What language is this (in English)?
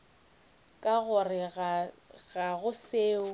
Northern Sotho